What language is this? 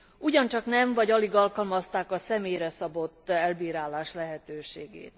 Hungarian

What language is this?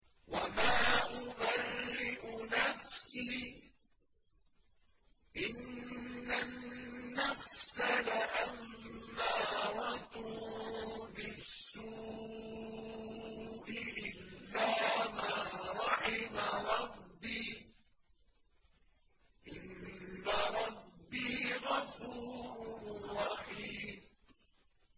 Arabic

